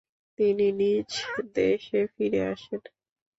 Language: Bangla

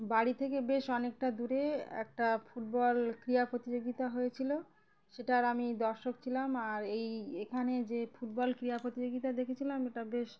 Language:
Bangla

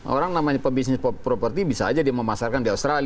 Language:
Indonesian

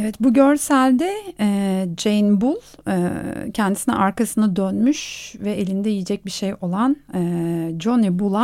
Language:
Turkish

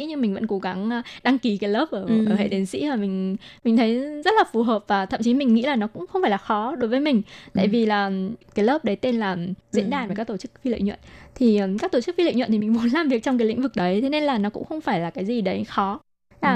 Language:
Vietnamese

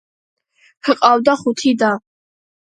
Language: Georgian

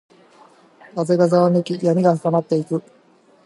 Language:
Japanese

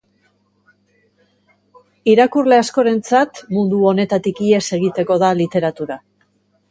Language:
Basque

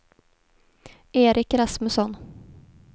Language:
Swedish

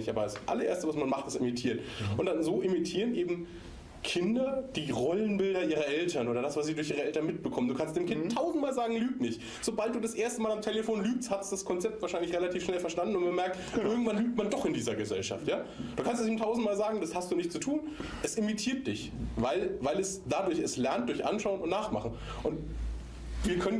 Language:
German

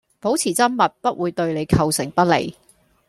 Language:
Cantonese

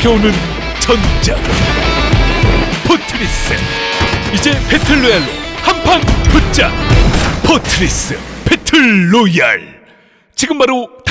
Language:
Korean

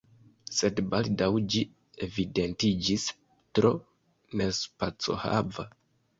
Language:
Esperanto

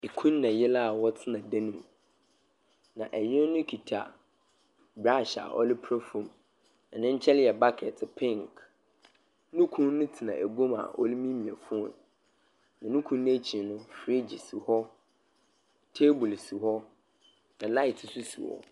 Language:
Akan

